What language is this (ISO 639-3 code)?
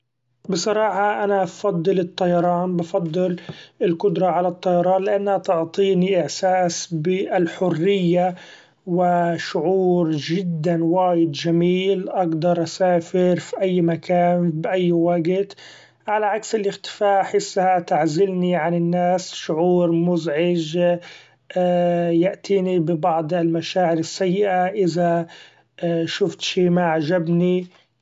afb